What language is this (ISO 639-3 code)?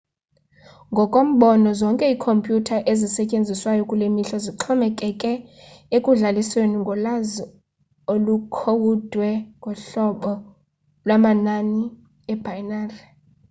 xho